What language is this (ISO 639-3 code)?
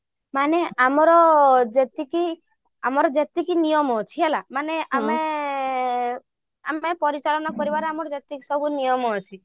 ori